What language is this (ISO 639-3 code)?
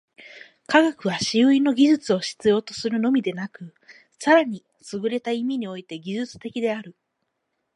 jpn